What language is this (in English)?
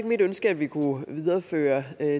Danish